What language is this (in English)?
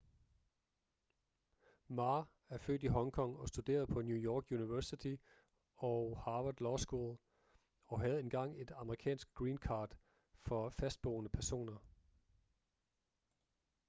Danish